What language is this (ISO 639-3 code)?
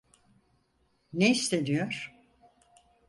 tur